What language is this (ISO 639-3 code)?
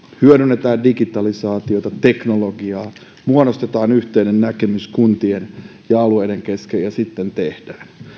fin